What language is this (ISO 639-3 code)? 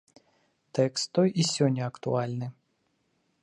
bel